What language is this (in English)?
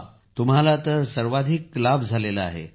Marathi